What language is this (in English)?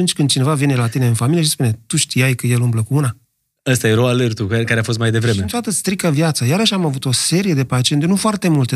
Romanian